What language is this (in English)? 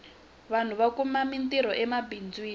Tsonga